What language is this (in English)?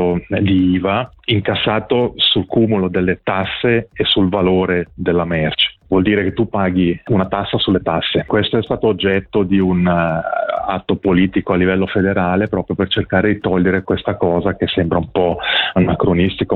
Italian